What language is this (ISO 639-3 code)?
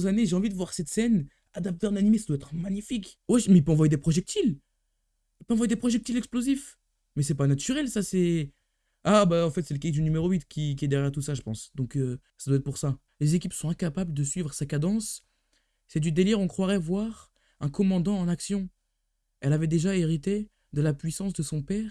fra